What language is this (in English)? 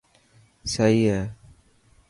Dhatki